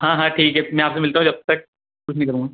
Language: Hindi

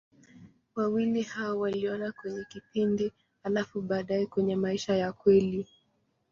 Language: Swahili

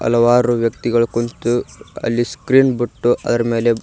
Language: Kannada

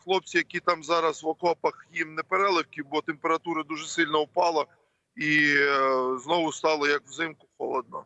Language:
Ukrainian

